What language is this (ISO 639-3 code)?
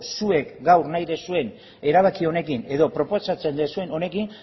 eus